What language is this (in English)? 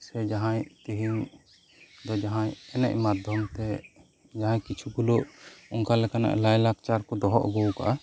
Santali